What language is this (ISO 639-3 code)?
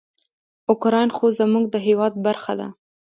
pus